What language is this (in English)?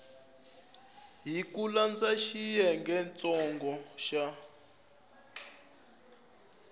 Tsonga